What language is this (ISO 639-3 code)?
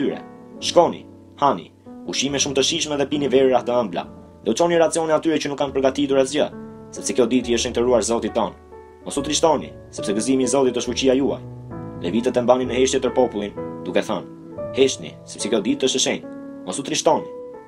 ron